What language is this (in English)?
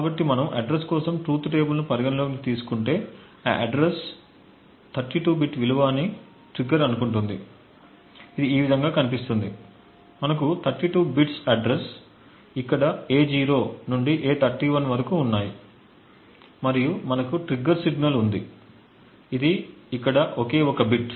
Telugu